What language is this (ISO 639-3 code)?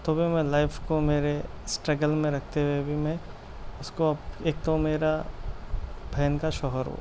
urd